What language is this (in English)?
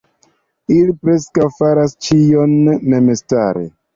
Esperanto